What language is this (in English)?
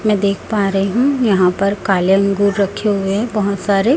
Hindi